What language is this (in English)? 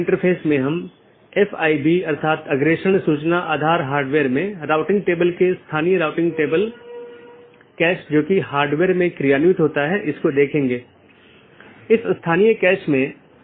Hindi